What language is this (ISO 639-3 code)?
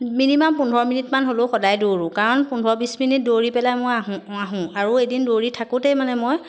asm